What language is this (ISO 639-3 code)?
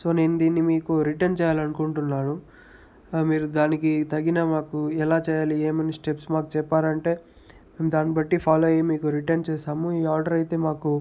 tel